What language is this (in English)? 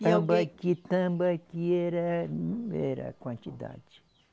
Portuguese